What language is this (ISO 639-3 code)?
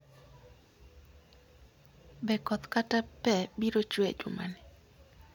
luo